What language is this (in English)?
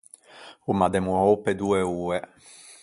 Ligurian